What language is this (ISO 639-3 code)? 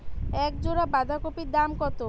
ben